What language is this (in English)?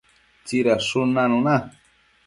Matsés